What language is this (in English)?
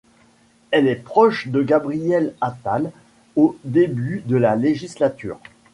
French